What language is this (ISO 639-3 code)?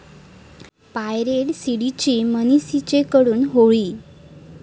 mar